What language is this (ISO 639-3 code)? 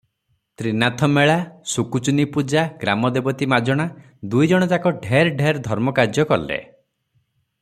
ori